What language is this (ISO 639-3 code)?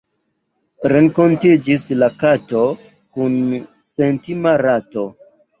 epo